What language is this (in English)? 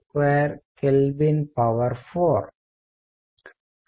Telugu